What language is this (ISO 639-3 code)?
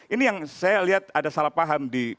ind